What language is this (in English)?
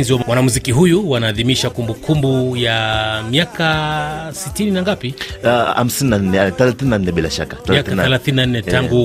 Swahili